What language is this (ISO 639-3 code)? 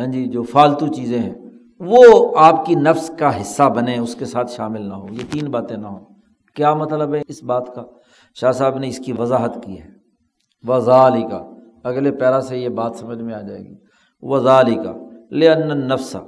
urd